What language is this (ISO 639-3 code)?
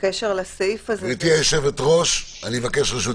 heb